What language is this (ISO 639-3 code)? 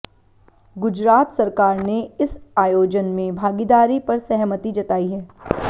hin